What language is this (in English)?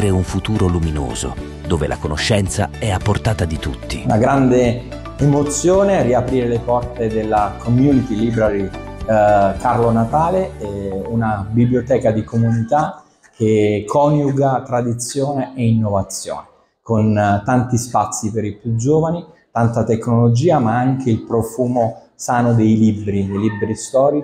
Italian